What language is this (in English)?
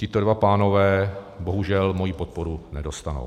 Czech